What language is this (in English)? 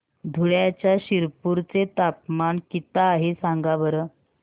Marathi